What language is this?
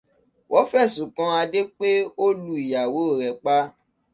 Yoruba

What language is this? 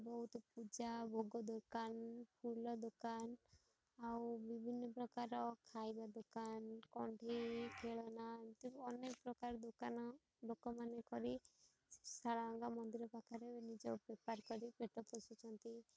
Odia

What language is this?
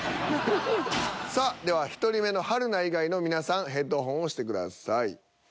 Japanese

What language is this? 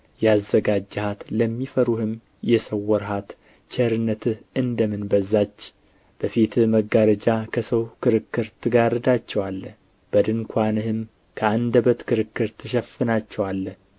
Amharic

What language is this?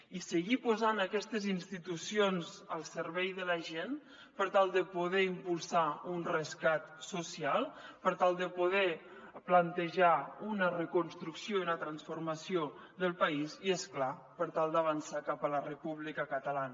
Catalan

